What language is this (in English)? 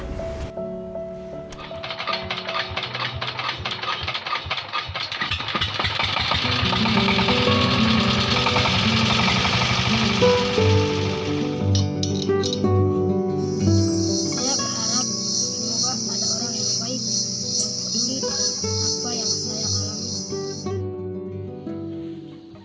Indonesian